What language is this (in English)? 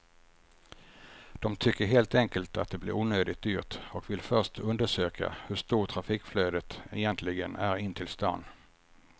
Swedish